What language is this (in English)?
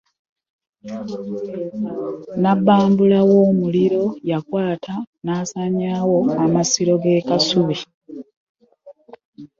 Ganda